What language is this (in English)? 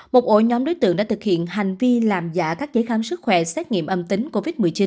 Vietnamese